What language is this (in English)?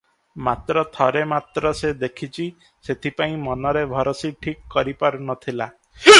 Odia